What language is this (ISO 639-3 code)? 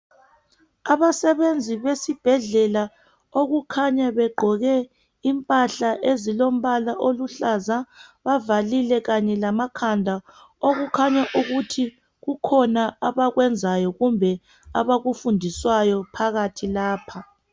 nde